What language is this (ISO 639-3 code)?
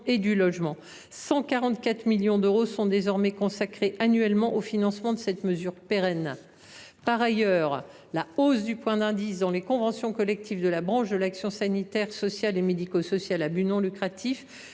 fra